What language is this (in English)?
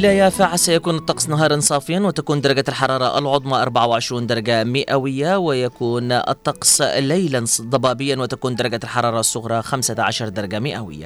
Arabic